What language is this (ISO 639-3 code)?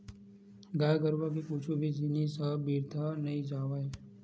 hne